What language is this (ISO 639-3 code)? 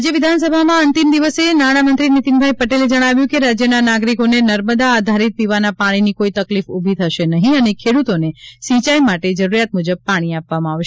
guj